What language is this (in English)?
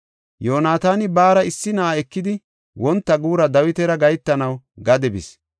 Gofa